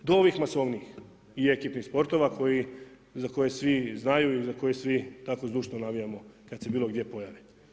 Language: Croatian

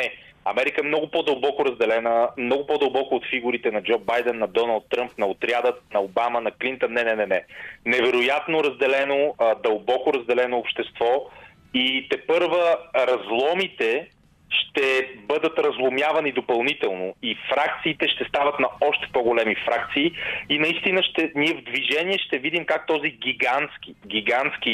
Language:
Bulgarian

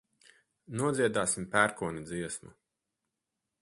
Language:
Latvian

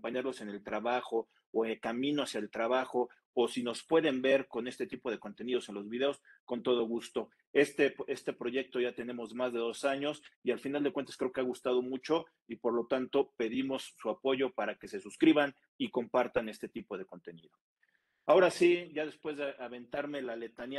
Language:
Spanish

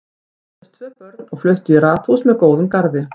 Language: Icelandic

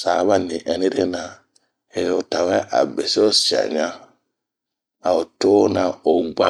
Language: Bomu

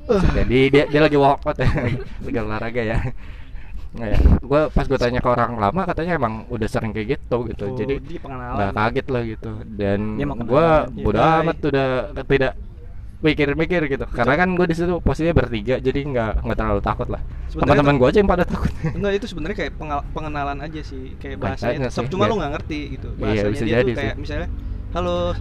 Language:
Indonesian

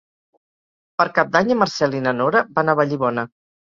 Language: Catalan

